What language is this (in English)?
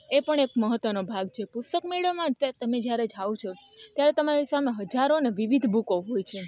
Gujarati